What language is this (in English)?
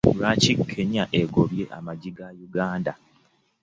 Ganda